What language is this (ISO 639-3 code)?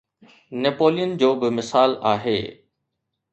snd